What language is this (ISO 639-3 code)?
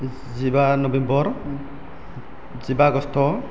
brx